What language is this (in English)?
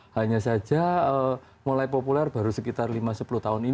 Indonesian